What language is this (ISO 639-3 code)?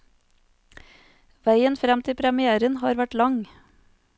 nor